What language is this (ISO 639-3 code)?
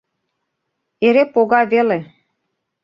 chm